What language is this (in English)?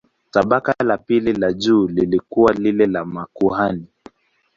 Swahili